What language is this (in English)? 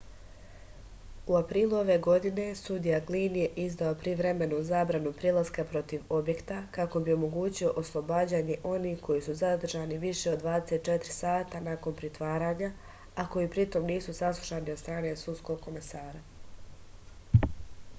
Serbian